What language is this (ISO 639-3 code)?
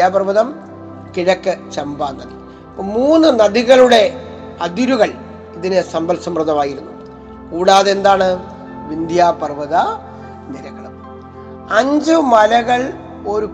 mal